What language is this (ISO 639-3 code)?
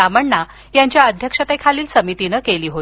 mar